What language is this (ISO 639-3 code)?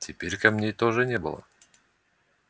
rus